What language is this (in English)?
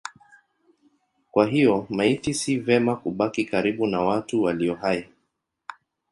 Swahili